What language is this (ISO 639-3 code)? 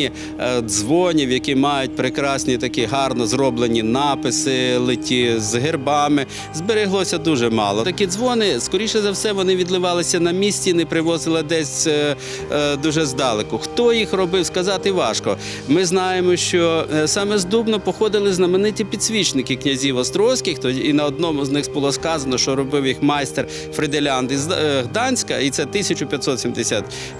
rus